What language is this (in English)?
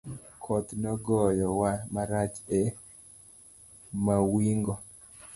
Luo (Kenya and Tanzania)